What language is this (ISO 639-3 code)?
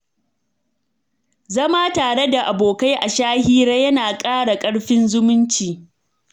hau